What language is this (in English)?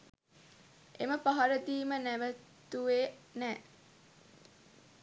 Sinhala